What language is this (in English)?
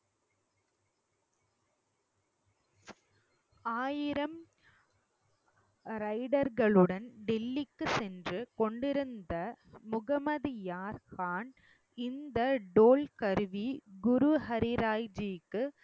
Tamil